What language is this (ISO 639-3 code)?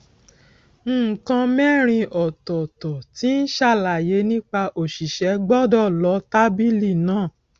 yor